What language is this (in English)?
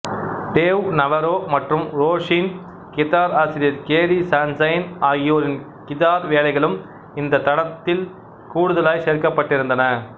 Tamil